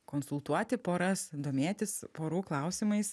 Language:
Lithuanian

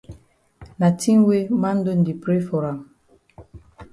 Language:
Cameroon Pidgin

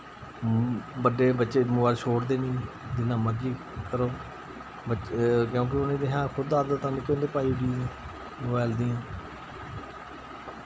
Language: Dogri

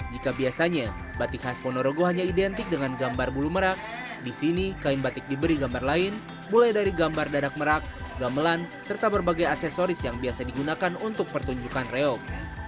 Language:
Indonesian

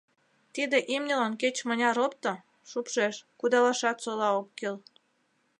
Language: Mari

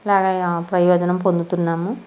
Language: Telugu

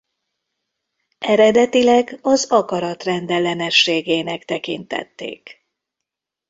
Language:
Hungarian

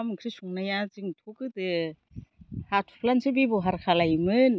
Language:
Bodo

